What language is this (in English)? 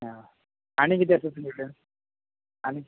Konkani